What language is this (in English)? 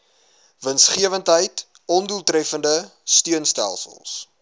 Afrikaans